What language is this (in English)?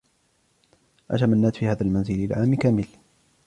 Arabic